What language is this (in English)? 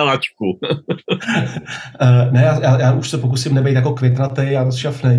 Czech